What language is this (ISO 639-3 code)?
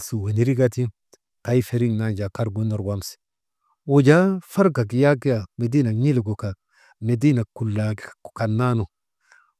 mde